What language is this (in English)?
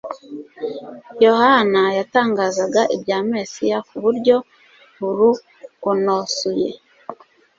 Kinyarwanda